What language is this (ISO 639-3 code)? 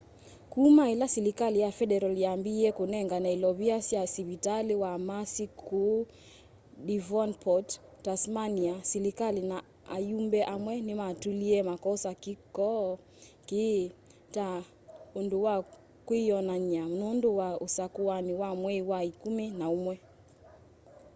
kam